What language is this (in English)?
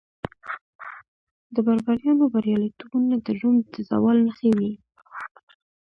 Pashto